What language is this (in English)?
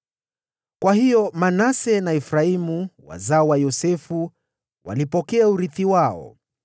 Swahili